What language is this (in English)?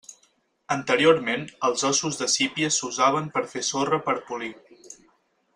Catalan